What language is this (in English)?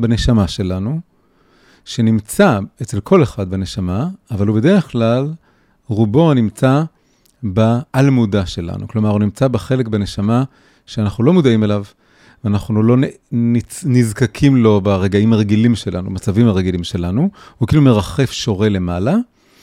Hebrew